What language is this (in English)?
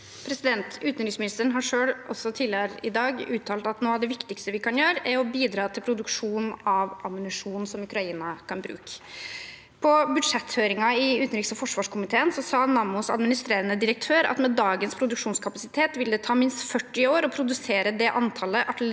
Norwegian